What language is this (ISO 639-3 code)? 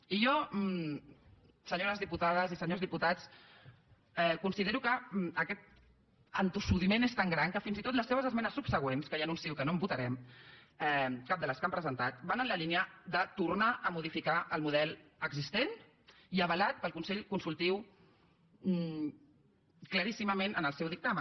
cat